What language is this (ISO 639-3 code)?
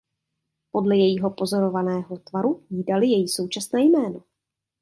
ces